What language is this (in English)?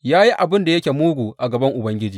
Hausa